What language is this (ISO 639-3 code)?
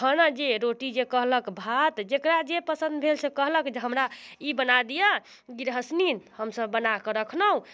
mai